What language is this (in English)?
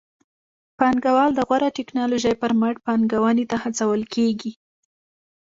Pashto